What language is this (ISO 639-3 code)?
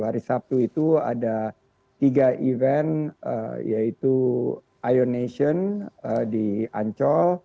ind